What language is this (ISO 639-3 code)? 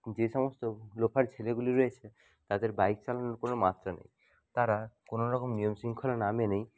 ben